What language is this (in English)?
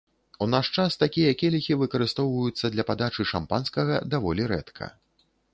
Belarusian